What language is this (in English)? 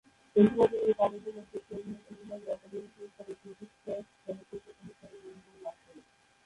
Bangla